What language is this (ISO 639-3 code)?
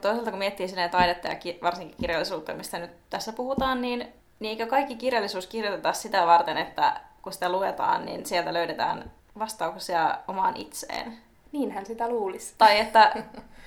fin